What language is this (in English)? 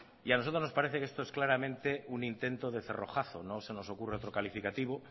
Spanish